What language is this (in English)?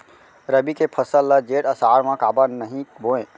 Chhattisgarhi